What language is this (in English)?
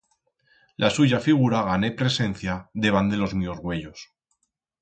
Aragonese